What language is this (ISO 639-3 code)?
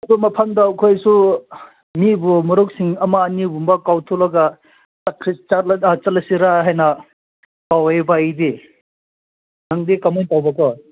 mni